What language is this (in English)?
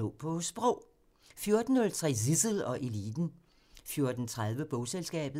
Danish